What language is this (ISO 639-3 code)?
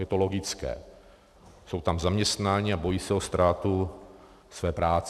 ces